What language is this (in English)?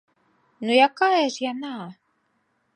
Belarusian